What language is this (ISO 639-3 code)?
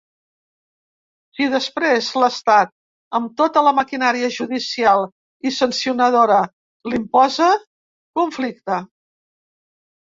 cat